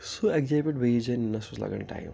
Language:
Kashmiri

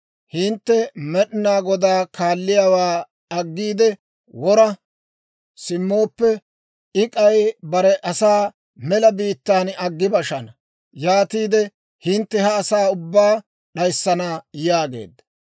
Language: Dawro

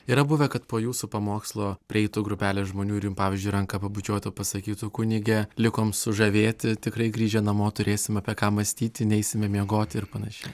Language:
Lithuanian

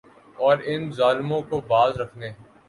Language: Urdu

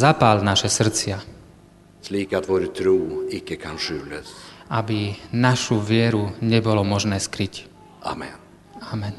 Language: Slovak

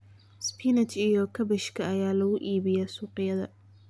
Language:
Somali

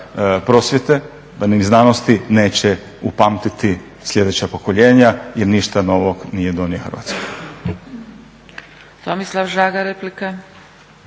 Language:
Croatian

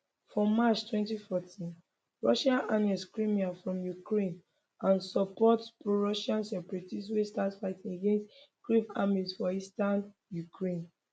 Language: Nigerian Pidgin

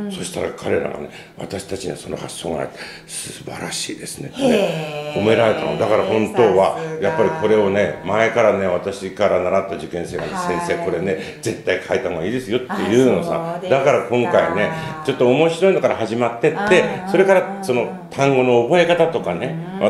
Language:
Japanese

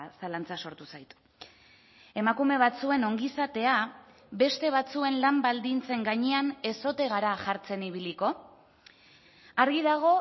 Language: Basque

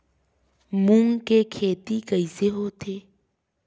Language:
Chhattisgarhi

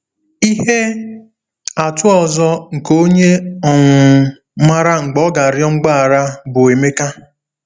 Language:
Igbo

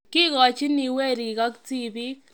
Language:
Kalenjin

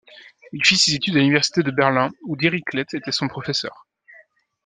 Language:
French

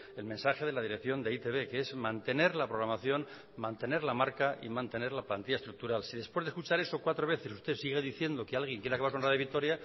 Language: Spanish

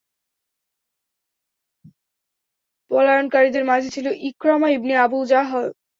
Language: Bangla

